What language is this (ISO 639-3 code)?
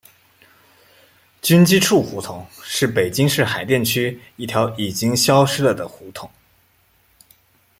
zho